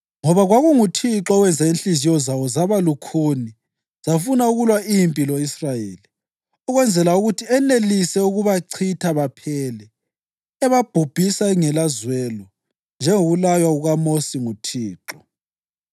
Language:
North Ndebele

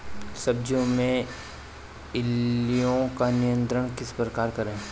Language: Hindi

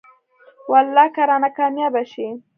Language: Pashto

